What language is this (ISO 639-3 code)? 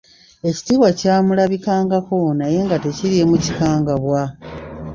lug